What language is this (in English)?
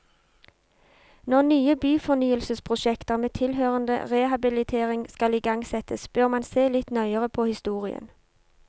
Norwegian